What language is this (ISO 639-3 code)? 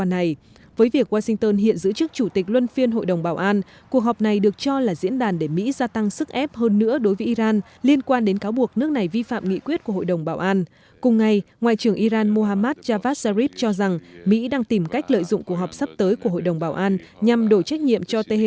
vie